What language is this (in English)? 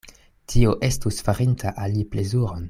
Esperanto